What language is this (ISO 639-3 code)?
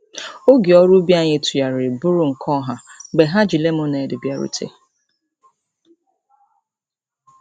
ibo